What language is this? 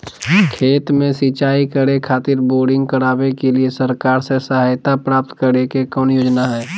Magahi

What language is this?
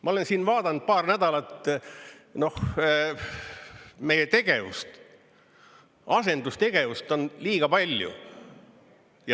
Estonian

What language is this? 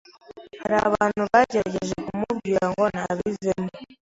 Kinyarwanda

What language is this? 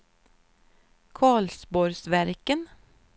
Swedish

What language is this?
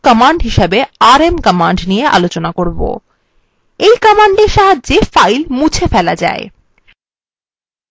Bangla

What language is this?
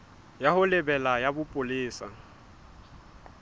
Southern Sotho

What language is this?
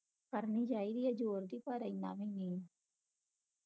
Punjabi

